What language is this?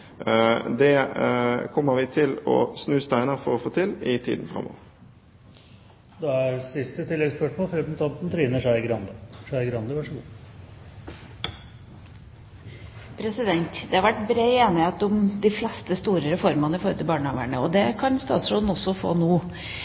Norwegian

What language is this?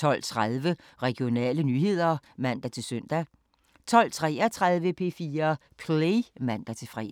Danish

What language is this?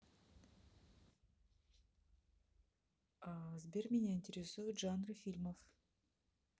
Russian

